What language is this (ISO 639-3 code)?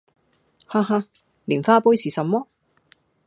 yue